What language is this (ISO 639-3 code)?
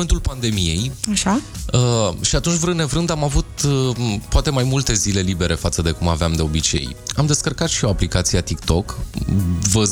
ron